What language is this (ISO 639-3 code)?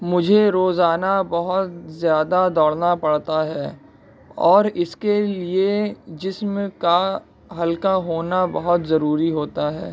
urd